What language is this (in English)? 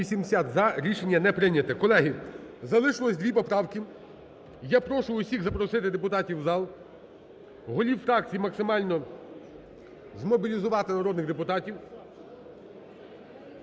Ukrainian